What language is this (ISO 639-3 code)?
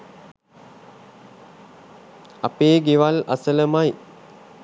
sin